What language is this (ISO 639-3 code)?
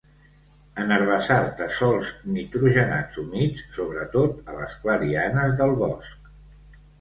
cat